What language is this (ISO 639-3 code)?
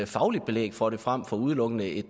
dan